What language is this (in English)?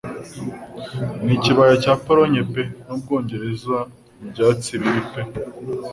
Kinyarwanda